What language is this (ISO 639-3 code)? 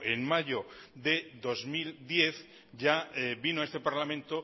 spa